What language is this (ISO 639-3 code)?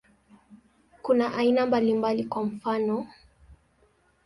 swa